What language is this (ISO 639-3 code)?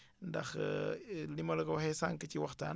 wol